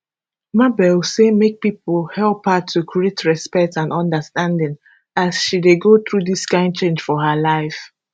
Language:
Nigerian Pidgin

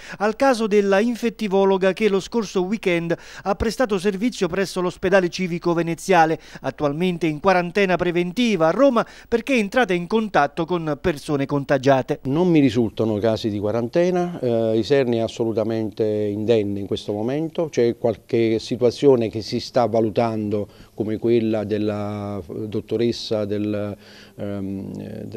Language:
Italian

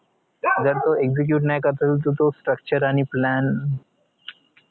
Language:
Marathi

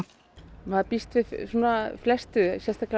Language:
Icelandic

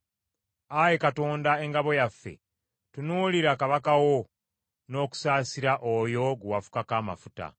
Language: Ganda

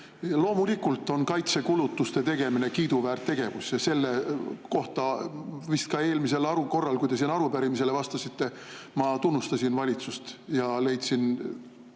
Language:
Estonian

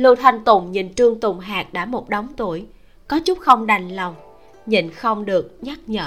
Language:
Vietnamese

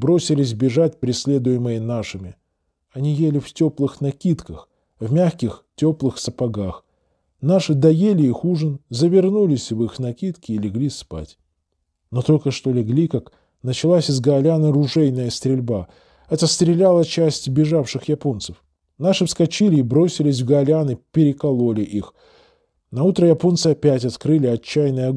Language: Russian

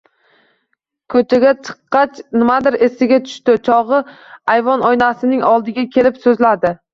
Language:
Uzbek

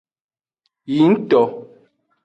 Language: Aja (Benin)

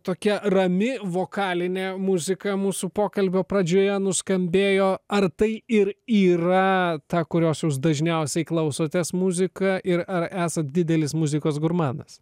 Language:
Lithuanian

